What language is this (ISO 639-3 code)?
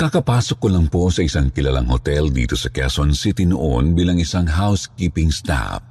fil